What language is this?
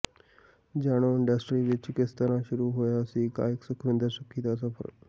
Punjabi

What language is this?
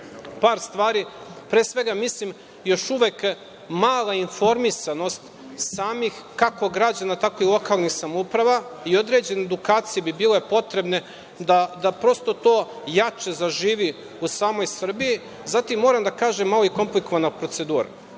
Serbian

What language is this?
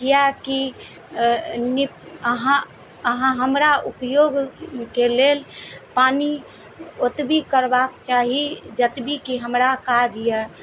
Maithili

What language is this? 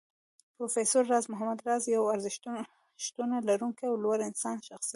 Pashto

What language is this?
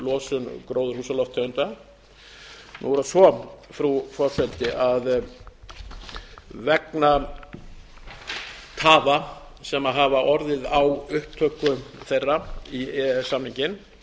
Icelandic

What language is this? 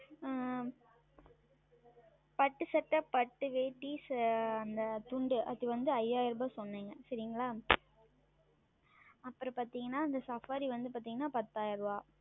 Tamil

